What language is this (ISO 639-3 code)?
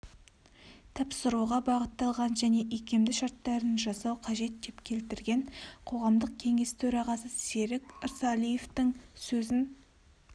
kaz